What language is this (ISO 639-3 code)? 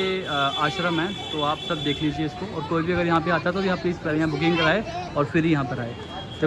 hin